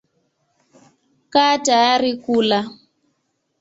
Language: Swahili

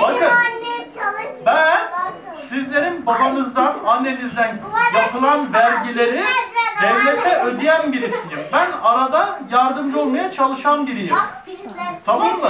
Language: Turkish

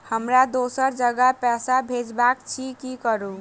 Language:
Maithili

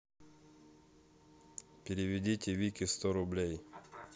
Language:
Russian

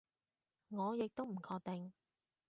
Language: Cantonese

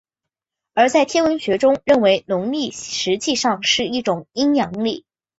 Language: Chinese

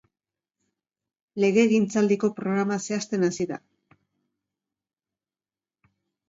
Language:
Basque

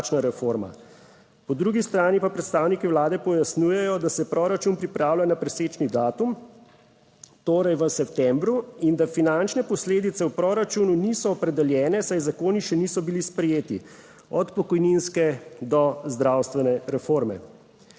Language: Slovenian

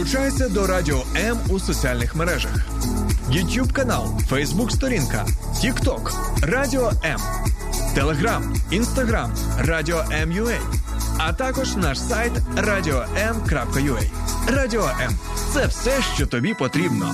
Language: Ukrainian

